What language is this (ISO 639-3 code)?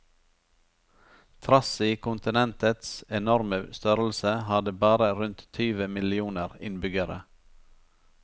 nor